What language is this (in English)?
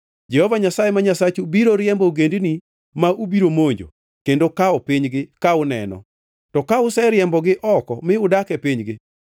Luo (Kenya and Tanzania)